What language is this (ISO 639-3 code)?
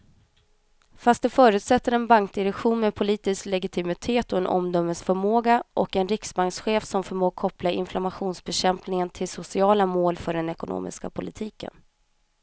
swe